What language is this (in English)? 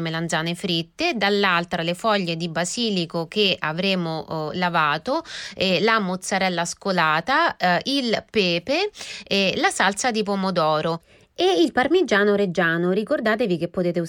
Italian